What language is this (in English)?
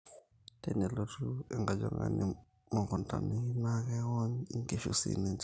Masai